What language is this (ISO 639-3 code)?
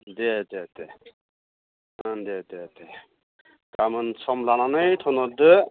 brx